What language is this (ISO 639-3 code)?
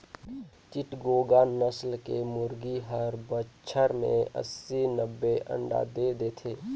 hne